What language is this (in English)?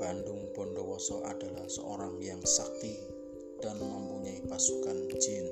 Indonesian